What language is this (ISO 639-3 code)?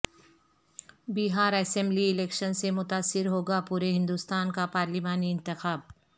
urd